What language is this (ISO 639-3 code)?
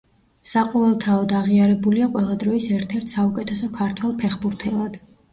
kat